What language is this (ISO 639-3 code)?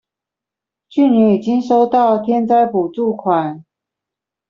zho